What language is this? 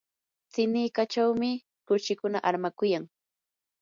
Yanahuanca Pasco Quechua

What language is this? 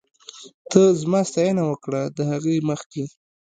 Pashto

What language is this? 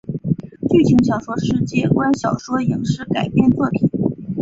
Chinese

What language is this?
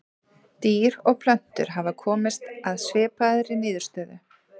Icelandic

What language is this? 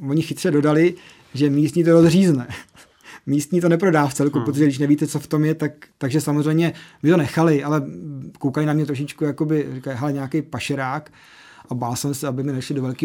Czech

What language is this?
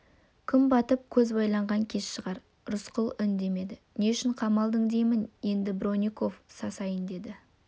Kazakh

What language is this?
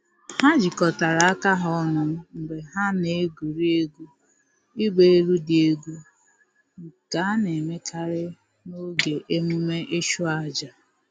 Igbo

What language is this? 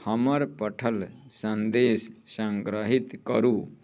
Maithili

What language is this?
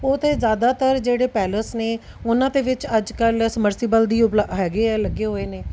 Punjabi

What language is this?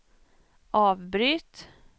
Swedish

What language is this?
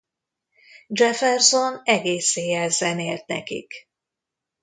Hungarian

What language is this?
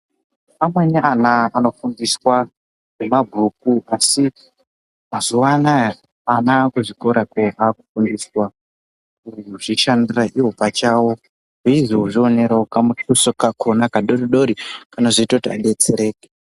Ndau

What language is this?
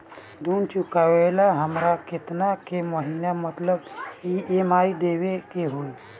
Bhojpuri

